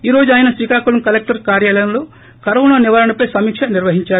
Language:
Telugu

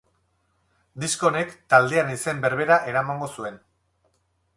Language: Basque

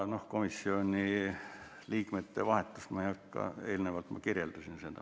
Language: Estonian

